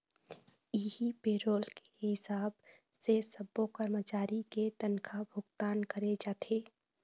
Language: Chhattisgarhi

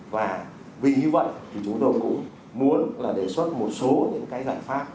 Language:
Vietnamese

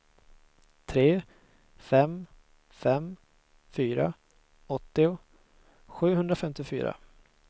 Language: Swedish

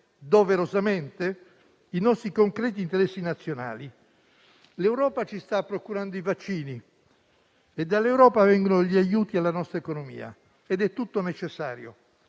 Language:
Italian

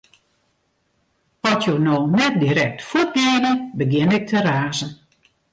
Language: Western Frisian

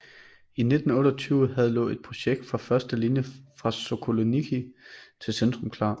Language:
Danish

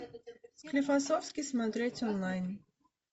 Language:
Russian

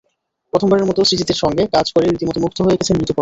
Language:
Bangla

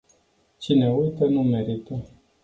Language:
Romanian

